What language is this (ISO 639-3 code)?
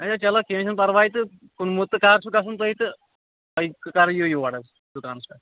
kas